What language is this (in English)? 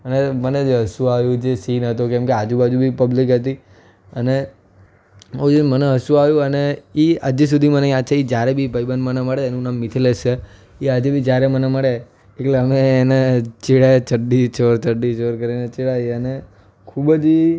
Gujarati